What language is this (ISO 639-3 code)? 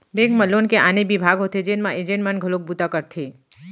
hne